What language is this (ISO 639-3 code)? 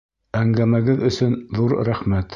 bak